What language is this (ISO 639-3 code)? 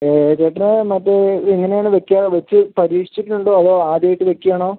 mal